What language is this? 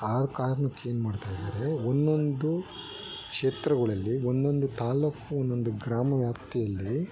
Kannada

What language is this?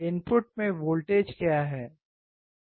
Hindi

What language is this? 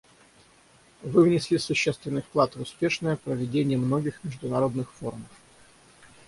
Russian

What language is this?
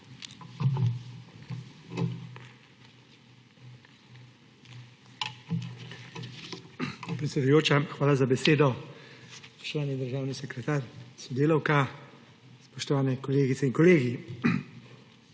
Slovenian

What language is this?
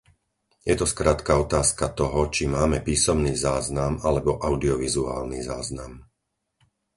Slovak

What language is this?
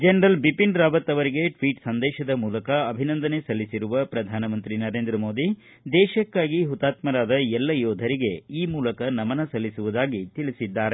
Kannada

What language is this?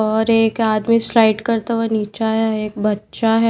Hindi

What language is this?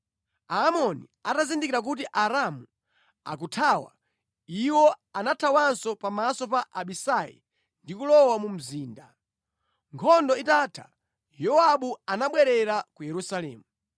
Nyanja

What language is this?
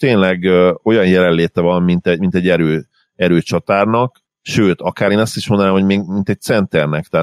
Hungarian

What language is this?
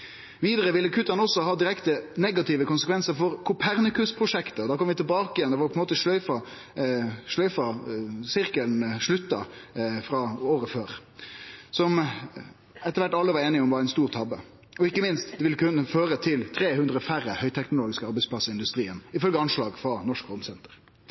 Norwegian Nynorsk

